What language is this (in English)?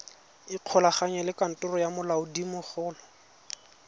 Tswana